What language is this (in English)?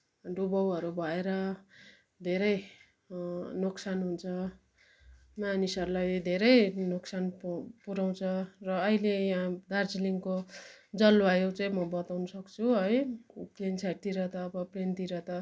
Nepali